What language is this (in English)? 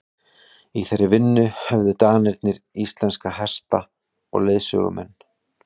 Icelandic